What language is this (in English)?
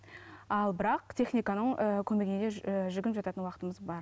Kazakh